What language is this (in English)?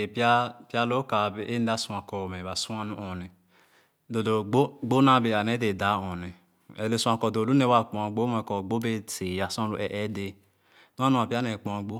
Khana